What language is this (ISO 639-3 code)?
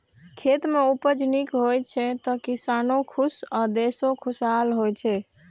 mai